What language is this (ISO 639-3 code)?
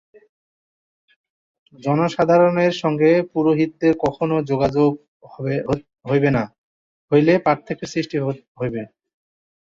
ben